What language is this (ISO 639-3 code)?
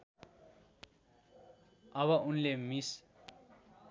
nep